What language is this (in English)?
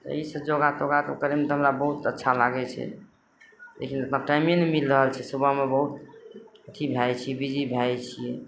Maithili